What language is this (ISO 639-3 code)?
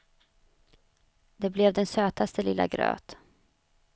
swe